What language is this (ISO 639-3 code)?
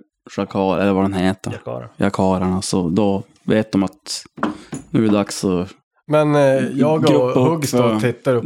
swe